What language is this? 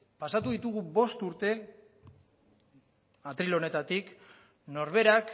Basque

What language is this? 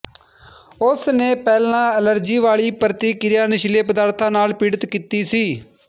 Punjabi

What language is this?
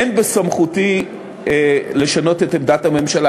Hebrew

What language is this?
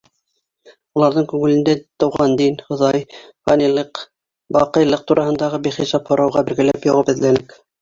Bashkir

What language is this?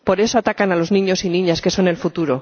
Spanish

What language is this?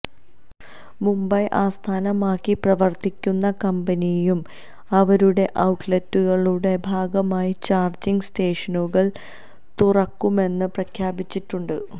Malayalam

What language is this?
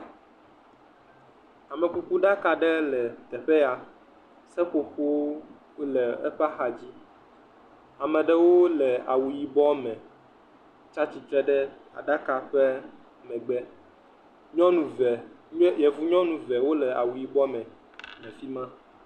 Ewe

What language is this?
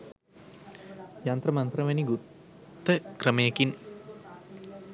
Sinhala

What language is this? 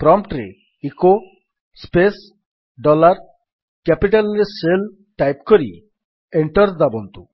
Odia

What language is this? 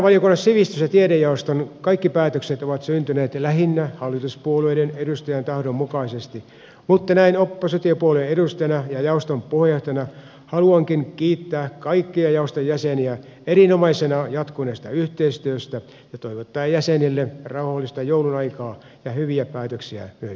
Finnish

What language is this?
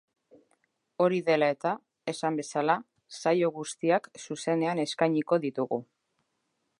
Basque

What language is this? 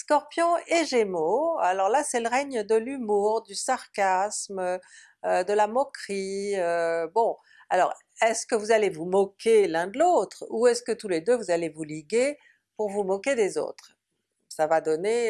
French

